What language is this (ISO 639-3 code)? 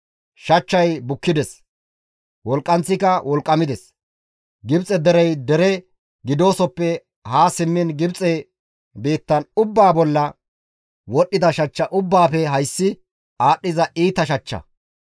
gmv